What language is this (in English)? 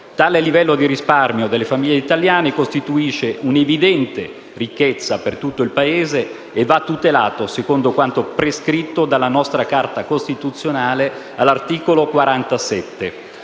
Italian